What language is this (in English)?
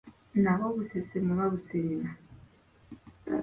Ganda